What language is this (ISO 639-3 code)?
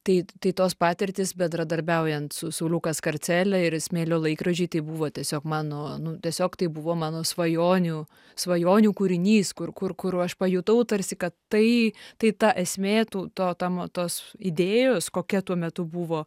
lit